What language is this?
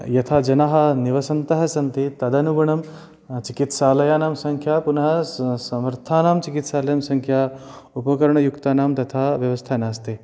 Sanskrit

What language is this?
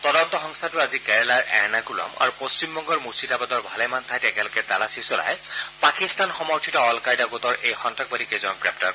Assamese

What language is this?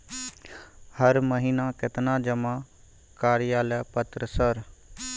Maithili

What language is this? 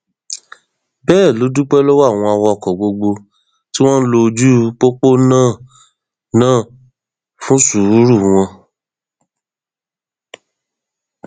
Yoruba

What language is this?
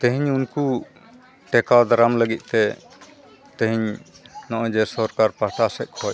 Santali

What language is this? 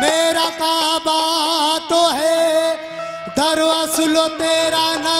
Arabic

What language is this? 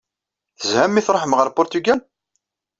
Kabyle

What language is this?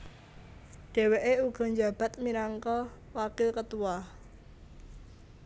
Javanese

